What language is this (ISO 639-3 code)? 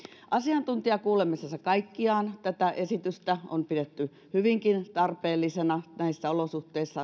fin